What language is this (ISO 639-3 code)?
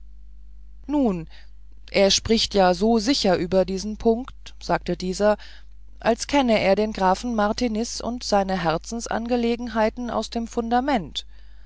deu